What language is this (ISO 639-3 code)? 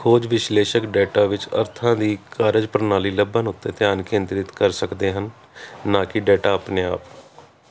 pan